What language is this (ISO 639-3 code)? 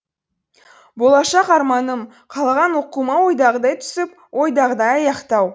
kaz